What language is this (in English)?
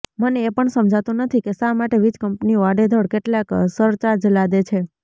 Gujarati